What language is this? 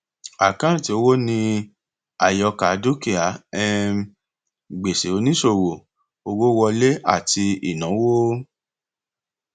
Yoruba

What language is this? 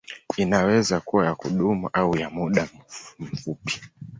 Swahili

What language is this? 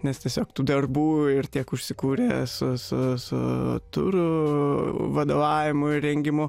Lithuanian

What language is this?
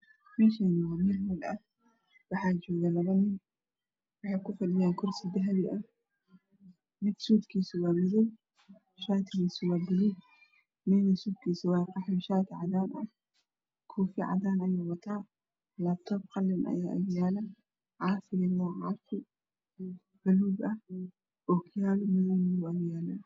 Somali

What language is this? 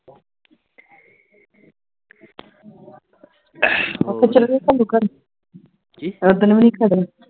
Punjabi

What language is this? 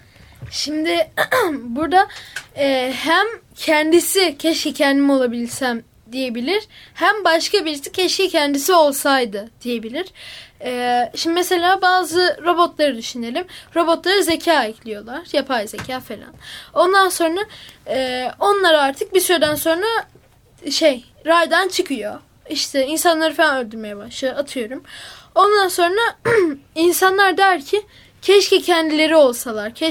Turkish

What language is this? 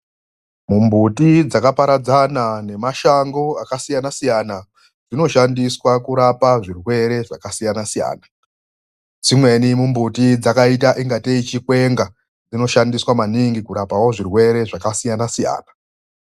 Ndau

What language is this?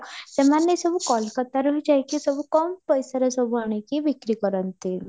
Odia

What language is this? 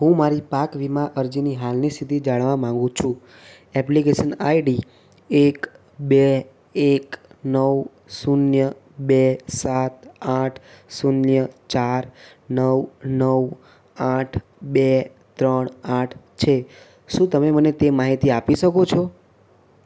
Gujarati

